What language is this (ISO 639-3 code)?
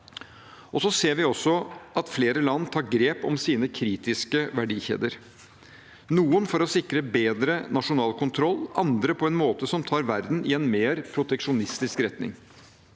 nor